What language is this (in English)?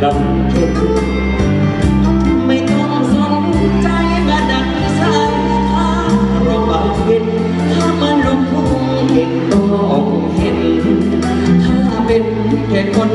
Vietnamese